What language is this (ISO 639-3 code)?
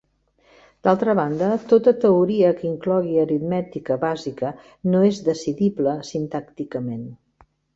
cat